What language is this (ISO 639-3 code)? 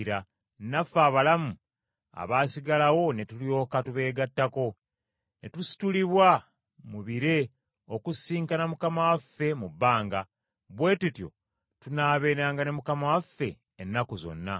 lug